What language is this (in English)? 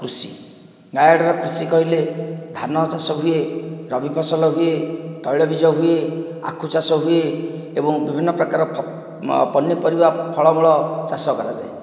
Odia